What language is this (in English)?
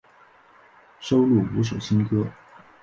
Chinese